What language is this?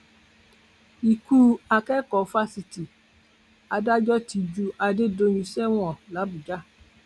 Yoruba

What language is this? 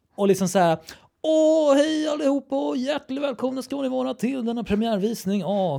Swedish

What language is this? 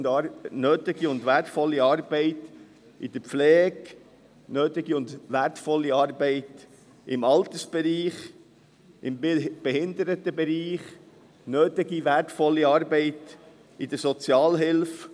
Swiss German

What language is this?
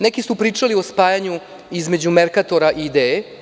Serbian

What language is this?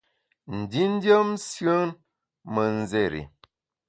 Bamun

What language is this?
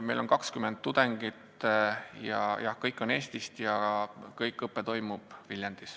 Estonian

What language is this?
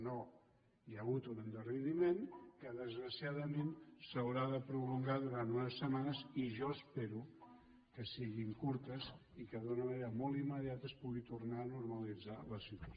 Catalan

